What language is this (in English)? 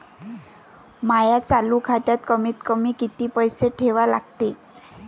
Marathi